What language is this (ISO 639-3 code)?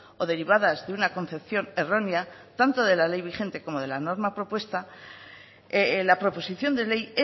spa